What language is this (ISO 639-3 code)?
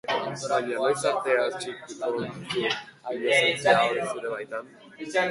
eus